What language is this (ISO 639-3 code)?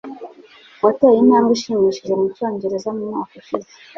kin